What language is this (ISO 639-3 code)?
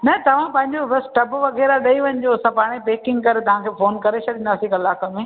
snd